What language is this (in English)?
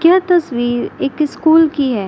Hindi